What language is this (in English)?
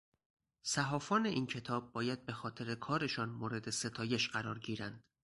Persian